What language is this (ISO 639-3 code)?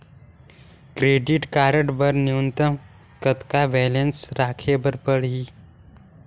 hne